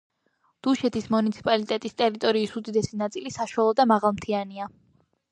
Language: Georgian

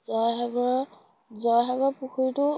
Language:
Assamese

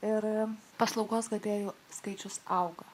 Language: Lithuanian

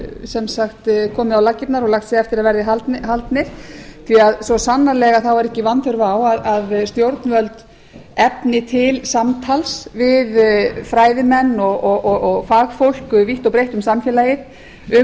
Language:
Icelandic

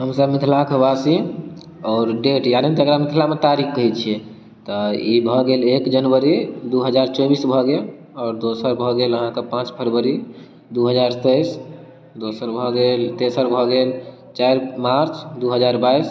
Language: Maithili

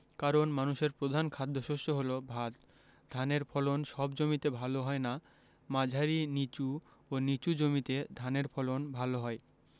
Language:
Bangla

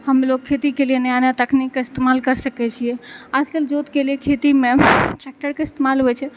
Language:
Maithili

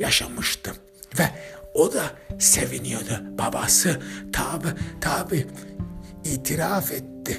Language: Turkish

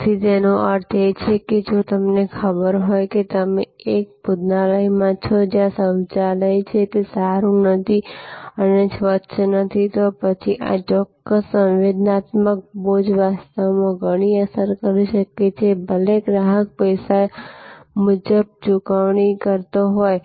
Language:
Gujarati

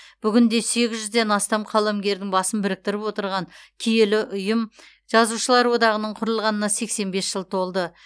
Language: Kazakh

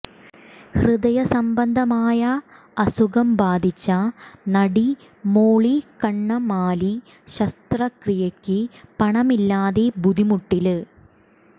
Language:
Malayalam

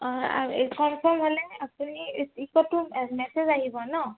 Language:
Assamese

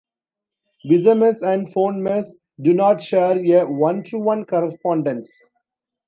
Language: English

